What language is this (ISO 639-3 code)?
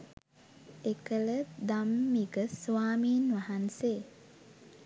sin